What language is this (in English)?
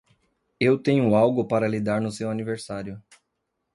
Portuguese